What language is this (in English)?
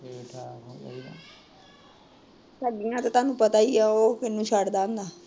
Punjabi